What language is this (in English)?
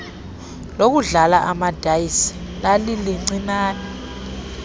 Xhosa